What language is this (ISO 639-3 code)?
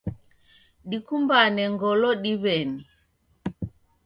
dav